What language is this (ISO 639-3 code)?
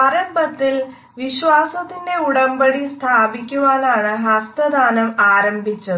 mal